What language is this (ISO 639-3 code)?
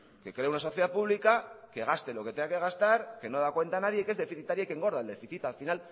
spa